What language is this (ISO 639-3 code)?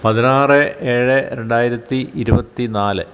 mal